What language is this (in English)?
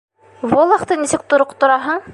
Bashkir